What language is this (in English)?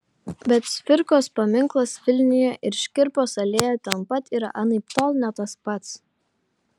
Lithuanian